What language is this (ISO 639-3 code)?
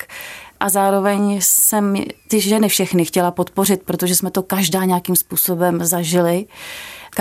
ces